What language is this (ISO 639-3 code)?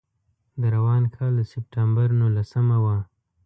pus